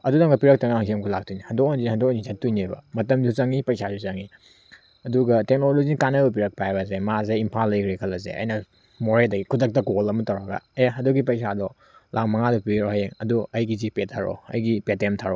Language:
Manipuri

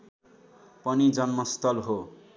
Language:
Nepali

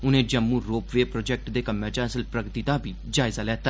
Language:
Dogri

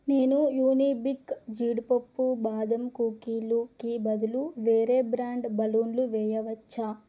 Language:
Telugu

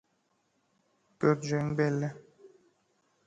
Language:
Turkmen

